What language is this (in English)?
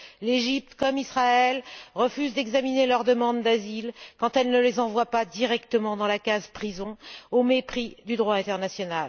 French